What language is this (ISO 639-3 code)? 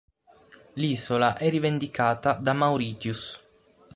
ita